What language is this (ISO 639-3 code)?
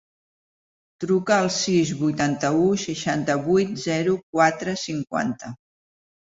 cat